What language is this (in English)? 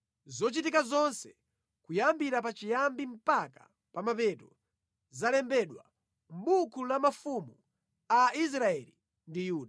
Nyanja